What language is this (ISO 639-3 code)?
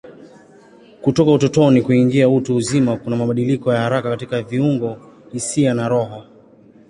swa